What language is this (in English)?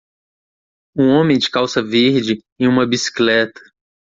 Portuguese